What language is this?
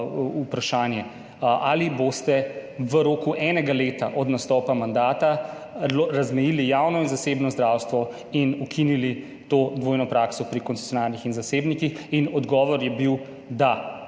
Slovenian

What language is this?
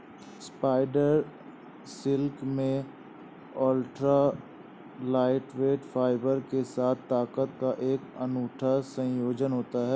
Hindi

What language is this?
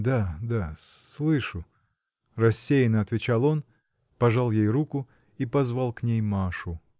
Russian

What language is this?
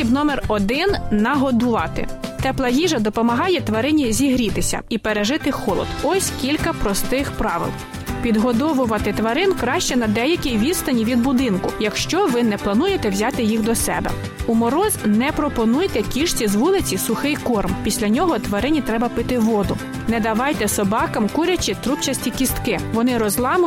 Ukrainian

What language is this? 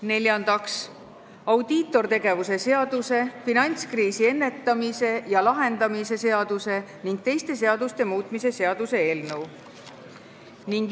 Estonian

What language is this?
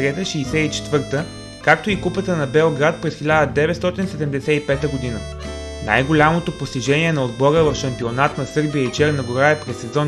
Bulgarian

